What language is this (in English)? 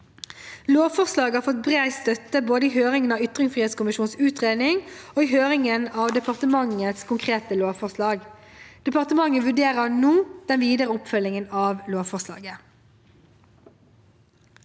Norwegian